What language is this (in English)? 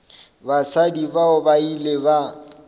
Northern Sotho